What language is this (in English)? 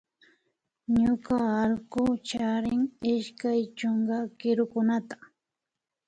Imbabura Highland Quichua